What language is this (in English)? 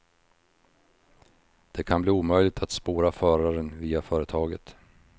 Swedish